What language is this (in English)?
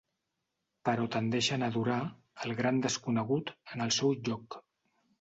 Catalan